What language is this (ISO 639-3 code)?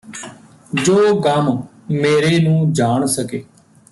pan